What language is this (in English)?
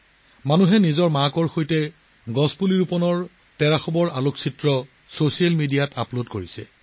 Assamese